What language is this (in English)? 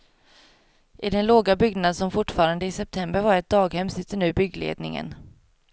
Swedish